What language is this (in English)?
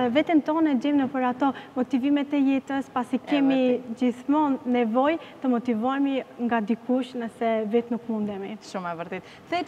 Romanian